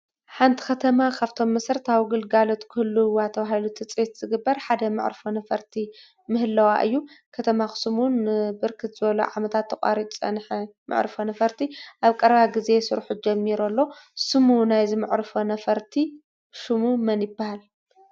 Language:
Tigrinya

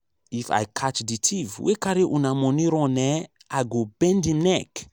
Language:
Nigerian Pidgin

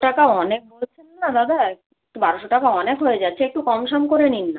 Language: Bangla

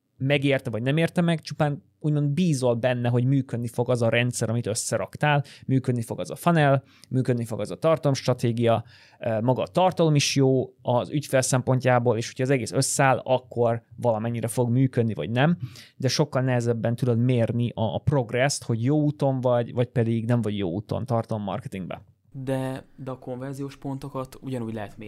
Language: Hungarian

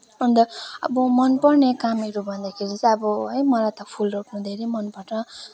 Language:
Nepali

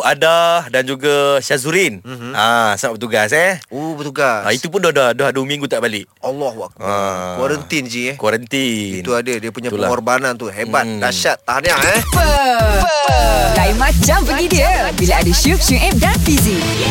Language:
Malay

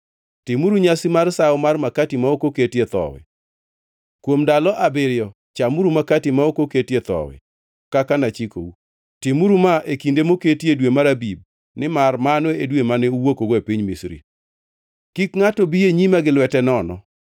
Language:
Luo (Kenya and Tanzania)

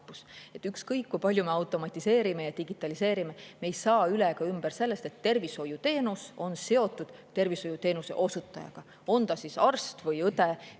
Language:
Estonian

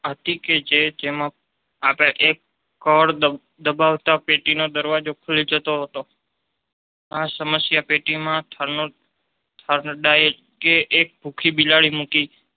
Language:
Gujarati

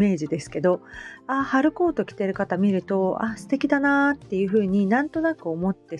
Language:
Japanese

